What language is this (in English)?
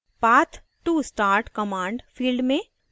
Hindi